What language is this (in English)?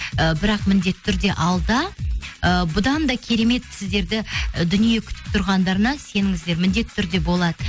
Kazakh